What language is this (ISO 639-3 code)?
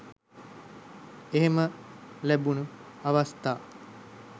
sin